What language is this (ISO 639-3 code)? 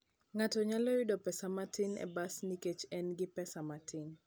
luo